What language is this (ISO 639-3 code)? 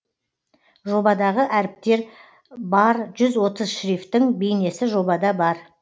kaz